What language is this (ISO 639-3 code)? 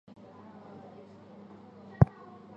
zho